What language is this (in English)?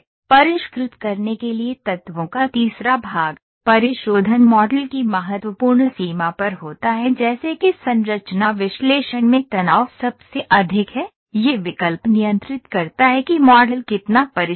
Hindi